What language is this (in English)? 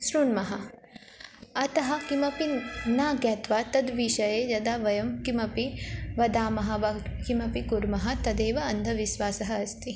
Sanskrit